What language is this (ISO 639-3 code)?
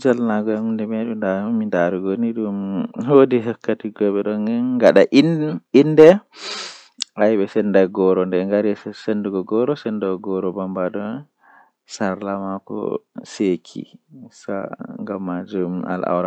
fuh